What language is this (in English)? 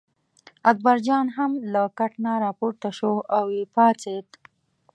Pashto